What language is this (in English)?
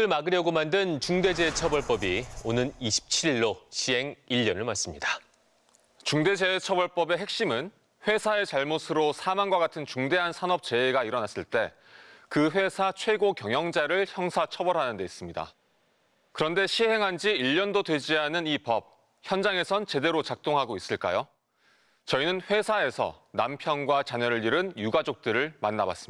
Korean